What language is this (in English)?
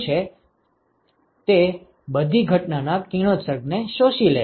Gujarati